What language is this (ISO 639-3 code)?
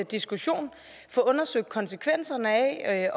dan